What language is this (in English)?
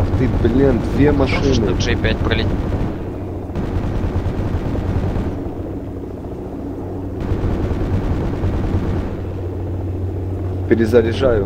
Russian